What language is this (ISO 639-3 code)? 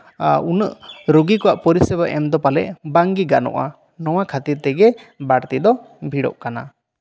sat